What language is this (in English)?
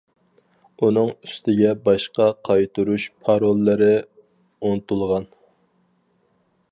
Uyghur